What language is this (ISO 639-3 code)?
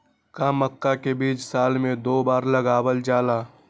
mag